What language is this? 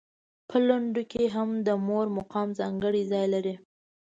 Pashto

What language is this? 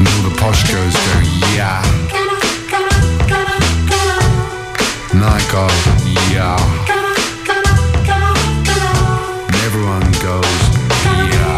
Greek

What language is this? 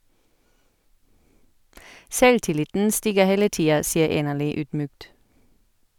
Norwegian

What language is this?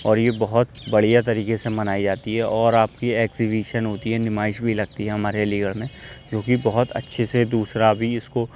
Urdu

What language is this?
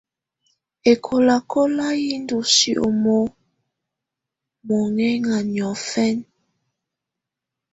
Tunen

